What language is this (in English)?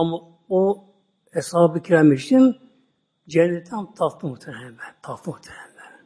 Turkish